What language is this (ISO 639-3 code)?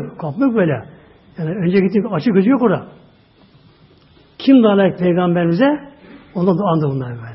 tur